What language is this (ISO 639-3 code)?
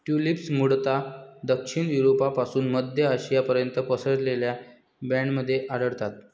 mar